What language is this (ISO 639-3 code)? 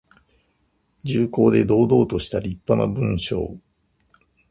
jpn